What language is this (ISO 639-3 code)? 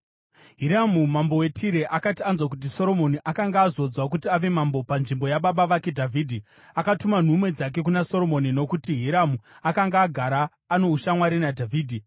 sna